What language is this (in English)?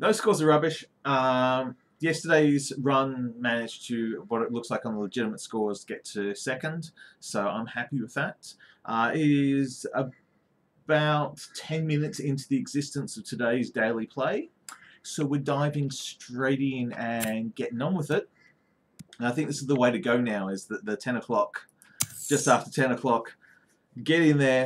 English